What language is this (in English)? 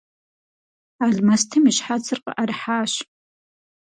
Kabardian